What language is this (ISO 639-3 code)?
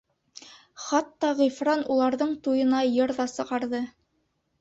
bak